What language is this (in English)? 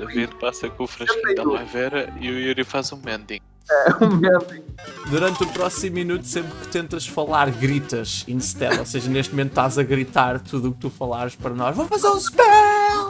Portuguese